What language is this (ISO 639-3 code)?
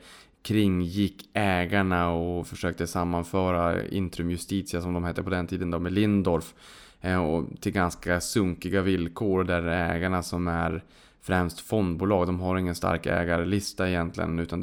swe